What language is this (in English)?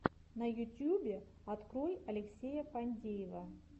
Russian